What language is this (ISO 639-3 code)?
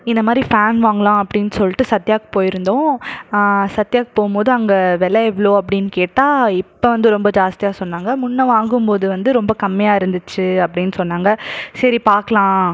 tam